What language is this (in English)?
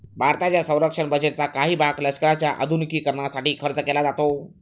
Marathi